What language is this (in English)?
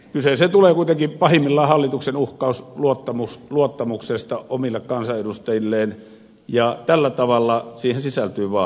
Finnish